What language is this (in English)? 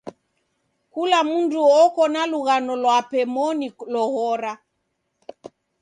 Taita